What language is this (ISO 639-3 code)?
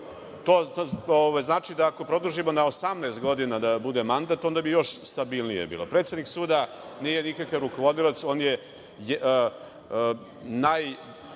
srp